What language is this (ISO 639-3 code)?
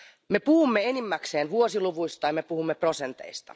fin